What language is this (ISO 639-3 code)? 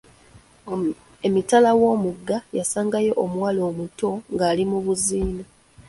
lug